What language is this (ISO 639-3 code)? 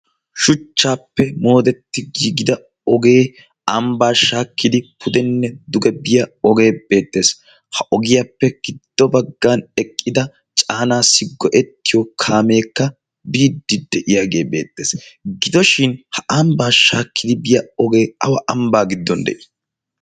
wal